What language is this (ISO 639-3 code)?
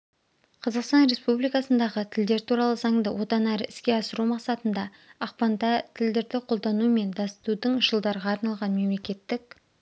kaz